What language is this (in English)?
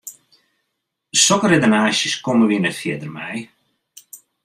Western Frisian